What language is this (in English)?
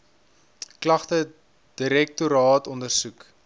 Afrikaans